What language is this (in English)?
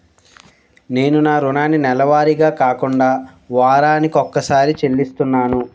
Telugu